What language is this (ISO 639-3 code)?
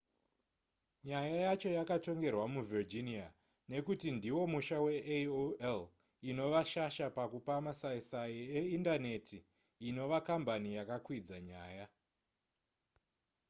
sna